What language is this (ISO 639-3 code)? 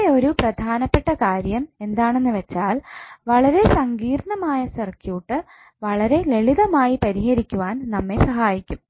mal